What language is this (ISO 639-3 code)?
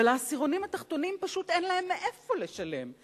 heb